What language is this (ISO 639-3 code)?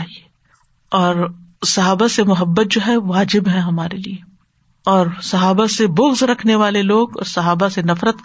urd